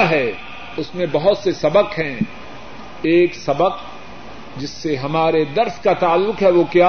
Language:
Urdu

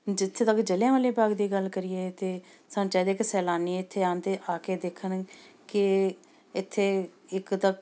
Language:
Punjabi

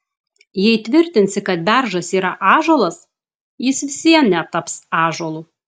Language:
Lithuanian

